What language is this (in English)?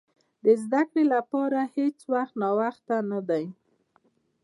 Pashto